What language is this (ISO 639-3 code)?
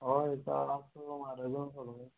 kok